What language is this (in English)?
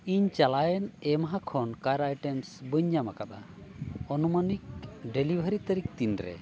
Santali